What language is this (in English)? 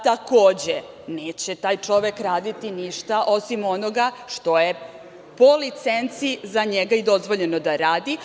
Serbian